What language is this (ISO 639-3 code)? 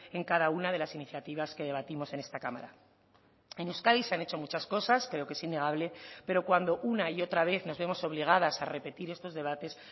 spa